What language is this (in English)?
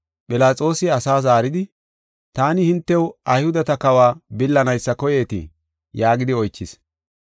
Gofa